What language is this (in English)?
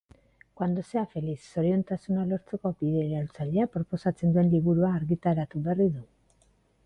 Basque